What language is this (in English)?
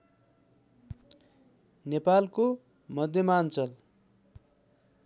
Nepali